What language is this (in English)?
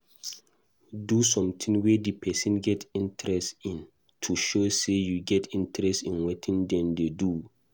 Nigerian Pidgin